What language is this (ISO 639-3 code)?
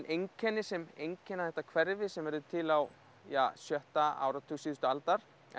isl